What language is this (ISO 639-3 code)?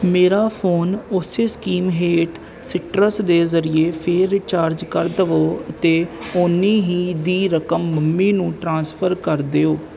pan